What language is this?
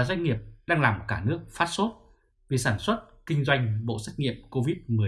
Vietnamese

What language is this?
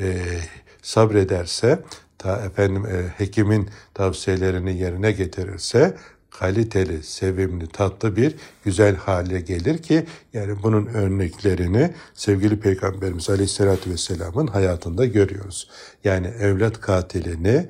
Turkish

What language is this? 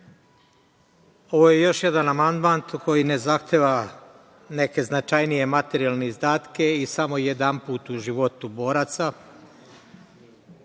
Serbian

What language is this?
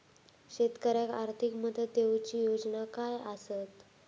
Marathi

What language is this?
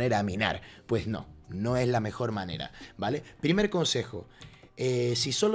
Spanish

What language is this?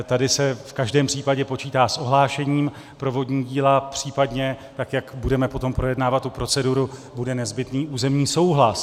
Czech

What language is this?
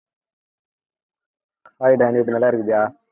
Tamil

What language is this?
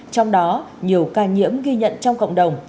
Vietnamese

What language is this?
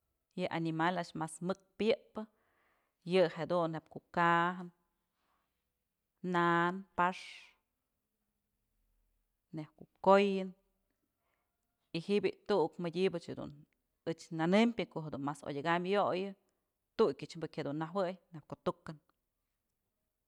Mazatlán Mixe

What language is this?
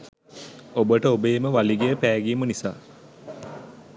Sinhala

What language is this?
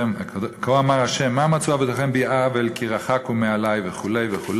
Hebrew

